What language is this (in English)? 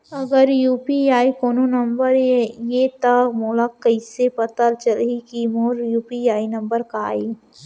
Chhattisgarhi